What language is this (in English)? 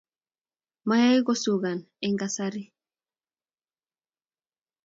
Kalenjin